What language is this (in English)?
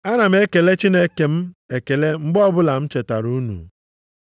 Igbo